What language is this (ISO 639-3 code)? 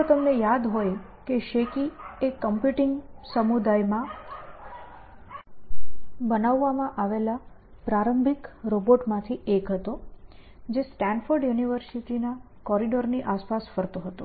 guj